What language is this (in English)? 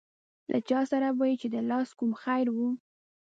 Pashto